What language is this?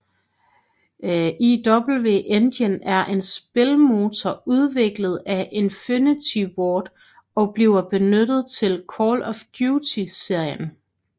Danish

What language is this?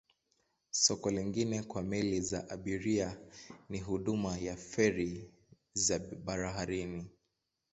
Swahili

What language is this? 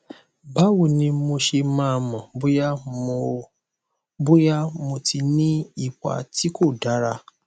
Yoruba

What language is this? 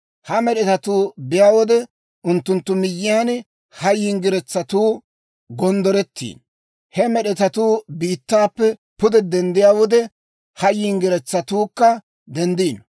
Dawro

